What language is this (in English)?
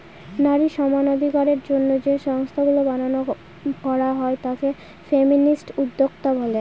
Bangla